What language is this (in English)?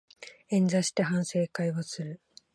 Japanese